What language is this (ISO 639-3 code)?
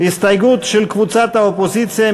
heb